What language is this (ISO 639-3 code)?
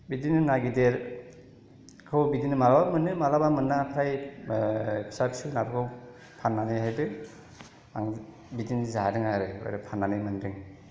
brx